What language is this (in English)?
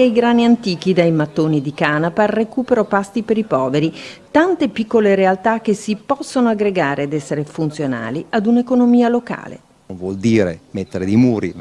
Italian